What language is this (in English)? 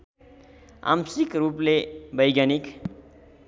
Nepali